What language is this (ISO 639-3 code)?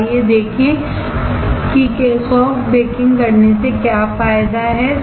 hin